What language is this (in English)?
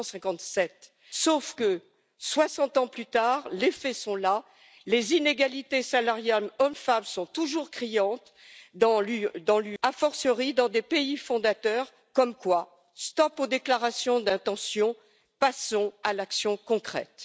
French